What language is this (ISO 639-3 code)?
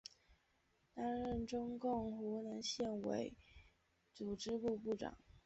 zho